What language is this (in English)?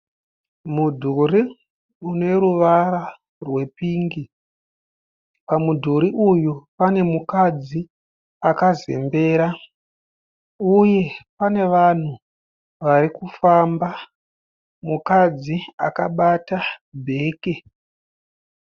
Shona